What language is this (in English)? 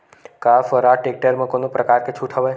Chhattisgarhi